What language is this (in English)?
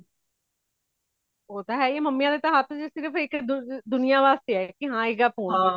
Punjabi